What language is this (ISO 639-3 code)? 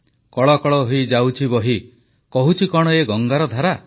ori